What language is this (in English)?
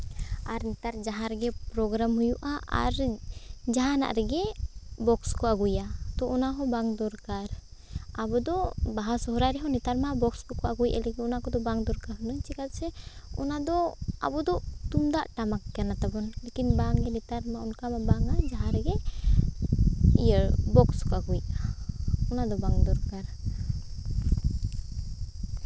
Santali